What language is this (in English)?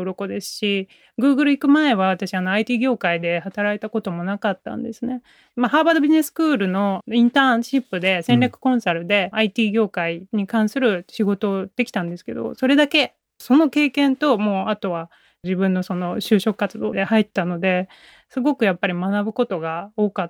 Japanese